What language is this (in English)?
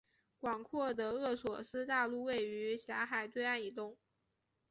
Chinese